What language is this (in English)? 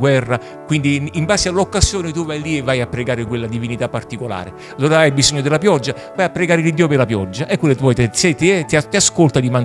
Italian